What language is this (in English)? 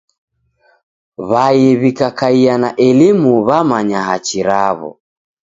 Taita